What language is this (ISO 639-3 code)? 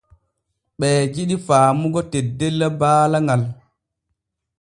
fue